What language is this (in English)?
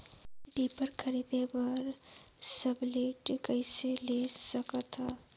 Chhattisgarhi